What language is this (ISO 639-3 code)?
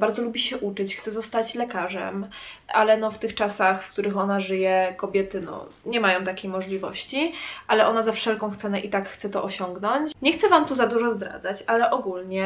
pol